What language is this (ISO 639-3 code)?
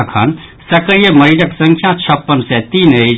mai